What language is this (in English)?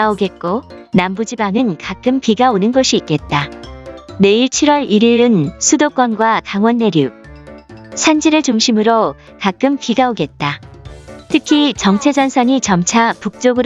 Korean